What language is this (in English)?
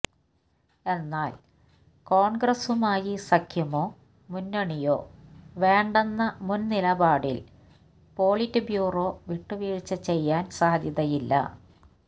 Malayalam